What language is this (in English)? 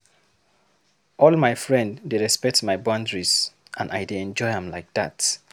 Nigerian Pidgin